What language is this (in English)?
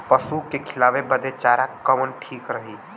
Bhojpuri